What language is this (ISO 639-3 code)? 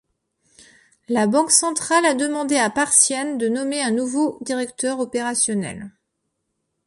fra